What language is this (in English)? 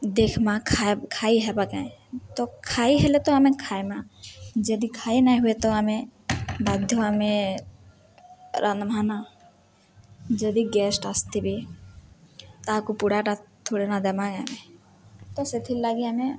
Odia